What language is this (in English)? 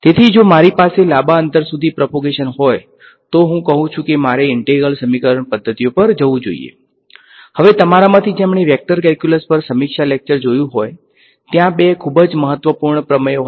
Gujarati